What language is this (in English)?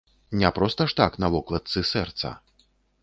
Belarusian